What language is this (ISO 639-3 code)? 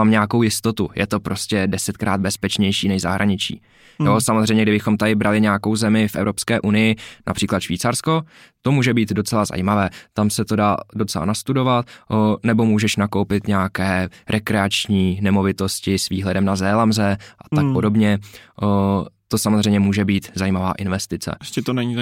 ces